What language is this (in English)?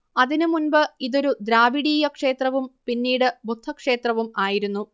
Malayalam